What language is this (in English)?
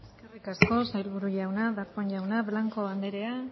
Basque